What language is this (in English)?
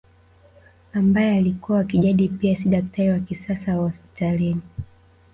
Swahili